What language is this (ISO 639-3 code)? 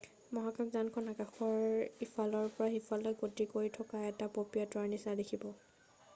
asm